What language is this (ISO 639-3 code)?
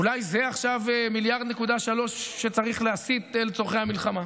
heb